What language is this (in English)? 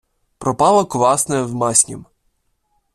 Ukrainian